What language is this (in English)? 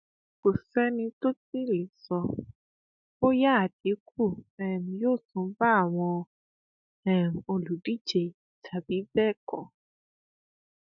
Yoruba